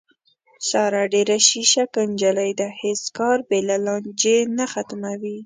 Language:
Pashto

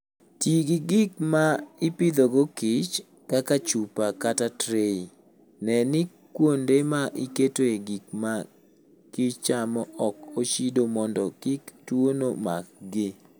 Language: Luo (Kenya and Tanzania)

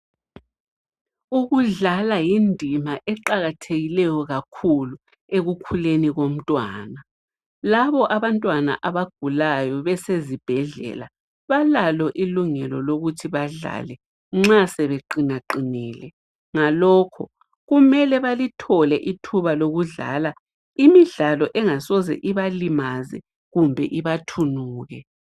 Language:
North Ndebele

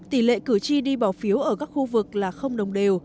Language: Vietnamese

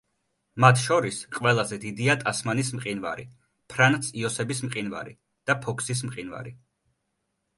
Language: Georgian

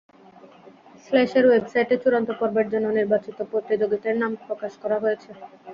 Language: Bangla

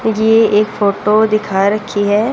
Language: Hindi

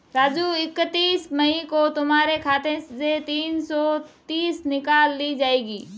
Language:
Hindi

